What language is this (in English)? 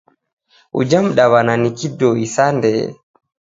Taita